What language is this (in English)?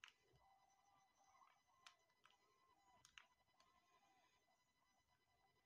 German